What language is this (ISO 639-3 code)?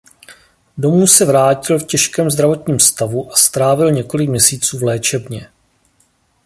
ces